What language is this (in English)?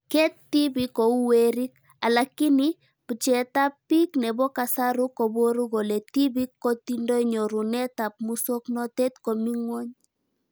Kalenjin